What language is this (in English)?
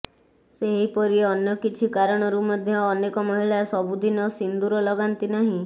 Odia